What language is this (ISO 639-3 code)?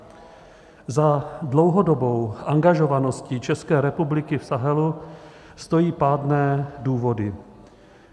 ces